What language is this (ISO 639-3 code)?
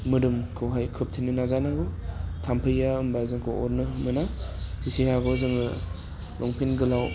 brx